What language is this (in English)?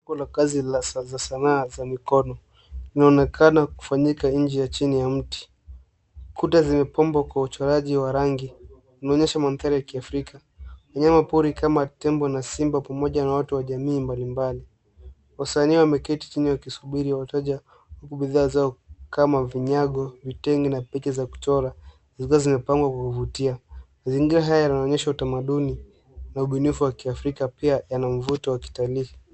Swahili